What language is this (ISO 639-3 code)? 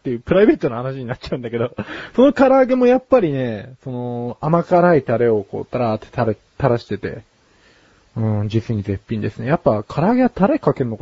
jpn